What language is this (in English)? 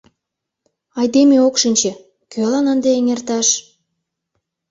Mari